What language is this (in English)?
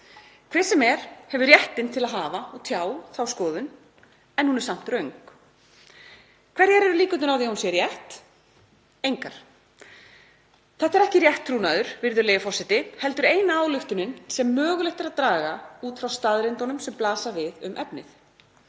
Icelandic